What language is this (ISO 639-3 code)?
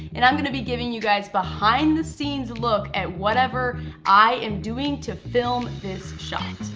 eng